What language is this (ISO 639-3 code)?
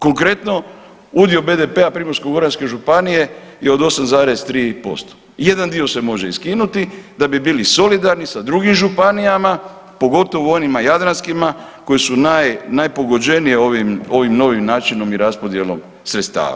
hrv